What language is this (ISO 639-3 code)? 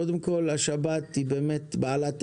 heb